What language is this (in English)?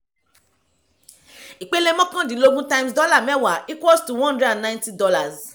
Yoruba